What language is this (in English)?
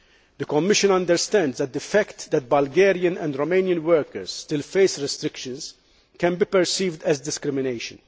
English